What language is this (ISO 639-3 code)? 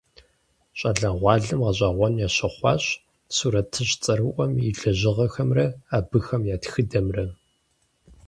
kbd